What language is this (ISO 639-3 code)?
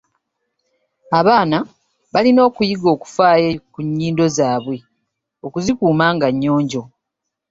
lug